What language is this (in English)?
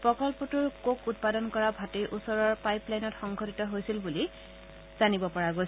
Assamese